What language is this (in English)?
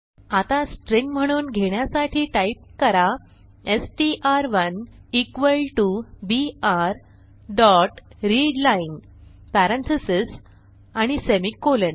Marathi